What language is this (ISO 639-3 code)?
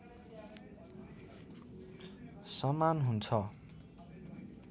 nep